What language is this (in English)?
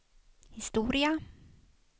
Swedish